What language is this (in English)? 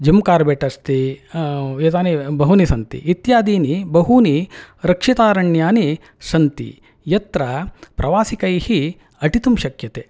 Sanskrit